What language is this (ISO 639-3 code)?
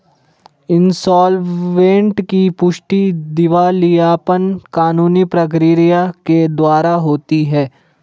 hin